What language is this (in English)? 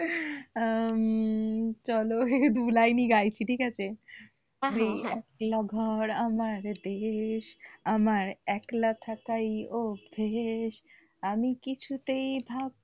Bangla